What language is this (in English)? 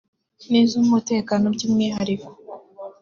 Kinyarwanda